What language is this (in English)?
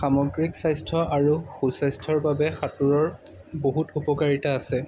Assamese